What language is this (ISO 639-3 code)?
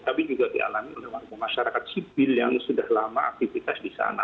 ind